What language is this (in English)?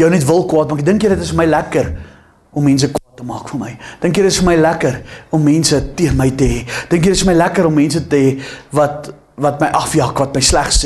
Dutch